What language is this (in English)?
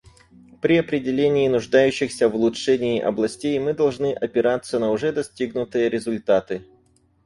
Russian